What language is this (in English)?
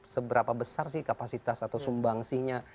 Indonesian